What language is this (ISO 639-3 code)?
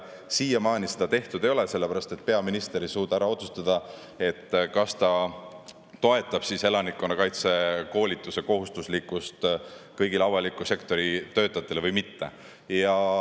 est